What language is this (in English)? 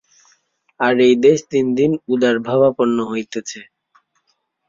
Bangla